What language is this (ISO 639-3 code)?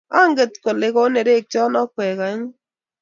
kln